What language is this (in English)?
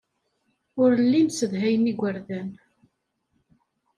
Kabyle